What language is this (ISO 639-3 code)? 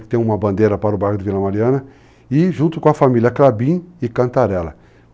por